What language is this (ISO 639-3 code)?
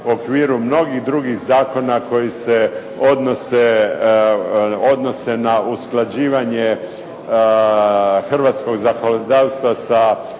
hrv